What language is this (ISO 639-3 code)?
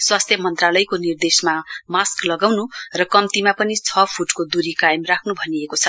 nep